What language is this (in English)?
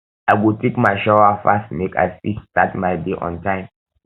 Nigerian Pidgin